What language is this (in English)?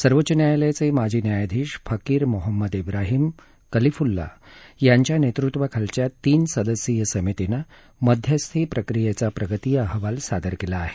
Marathi